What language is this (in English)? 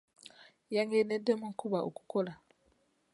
Ganda